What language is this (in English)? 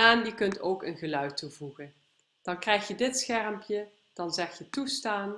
Dutch